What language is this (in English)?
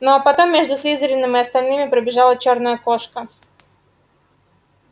Russian